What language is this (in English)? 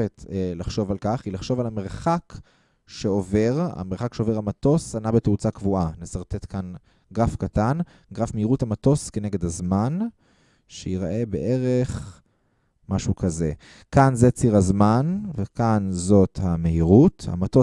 Hebrew